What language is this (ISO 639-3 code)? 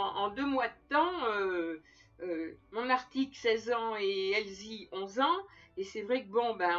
fra